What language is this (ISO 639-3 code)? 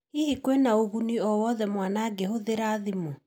kik